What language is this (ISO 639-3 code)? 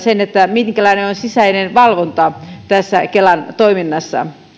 fin